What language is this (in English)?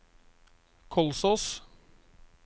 Norwegian